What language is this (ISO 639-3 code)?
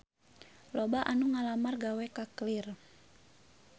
sun